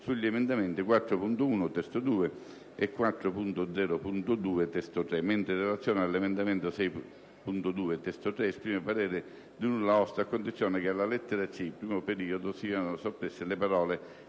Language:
Italian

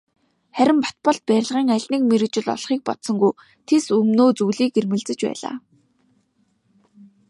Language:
Mongolian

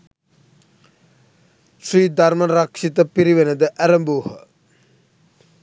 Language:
Sinhala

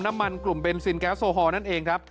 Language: Thai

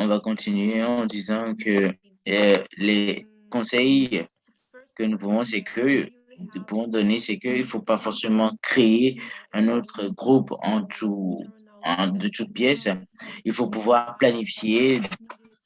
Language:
French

